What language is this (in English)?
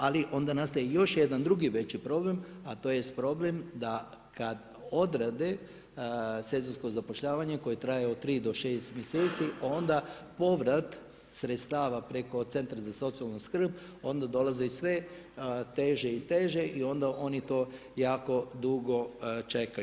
Croatian